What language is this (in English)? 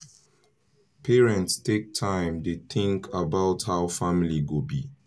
Nigerian Pidgin